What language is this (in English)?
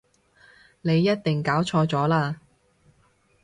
Cantonese